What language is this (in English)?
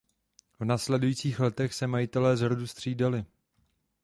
Czech